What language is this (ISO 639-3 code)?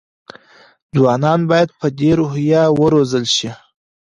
pus